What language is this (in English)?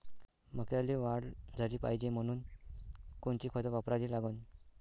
Marathi